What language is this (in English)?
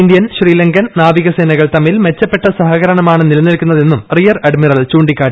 Malayalam